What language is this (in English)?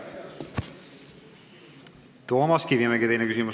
Estonian